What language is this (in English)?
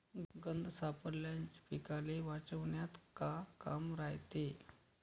Marathi